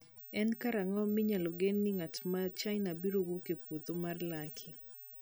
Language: Luo (Kenya and Tanzania)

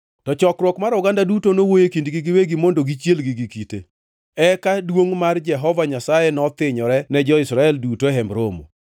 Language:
Luo (Kenya and Tanzania)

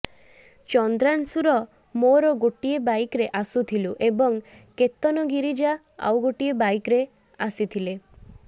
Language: Odia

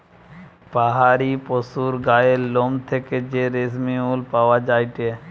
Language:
Bangla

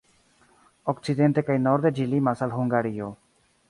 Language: Esperanto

